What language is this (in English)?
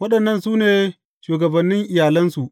Hausa